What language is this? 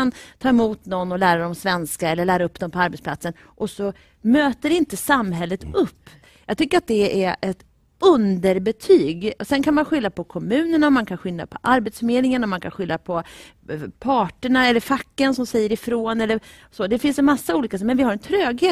Swedish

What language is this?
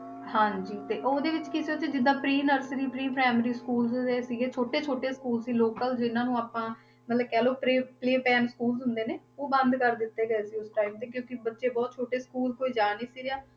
Punjabi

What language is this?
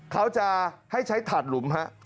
Thai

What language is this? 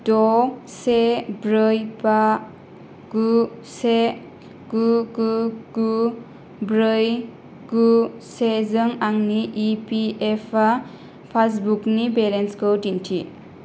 Bodo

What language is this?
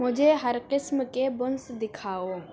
Urdu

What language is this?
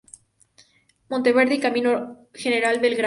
Spanish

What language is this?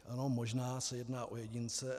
Czech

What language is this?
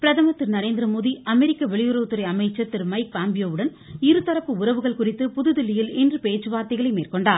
Tamil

